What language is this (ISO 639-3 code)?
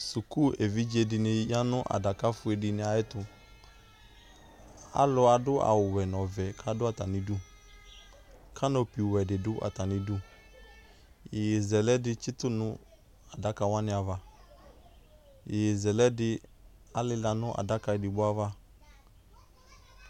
kpo